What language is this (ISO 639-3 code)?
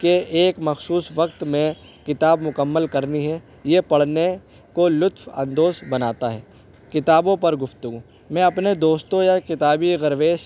urd